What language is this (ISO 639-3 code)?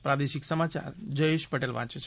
guj